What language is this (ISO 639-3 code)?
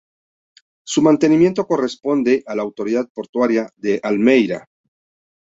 spa